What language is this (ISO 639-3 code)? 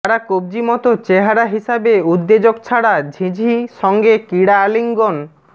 ben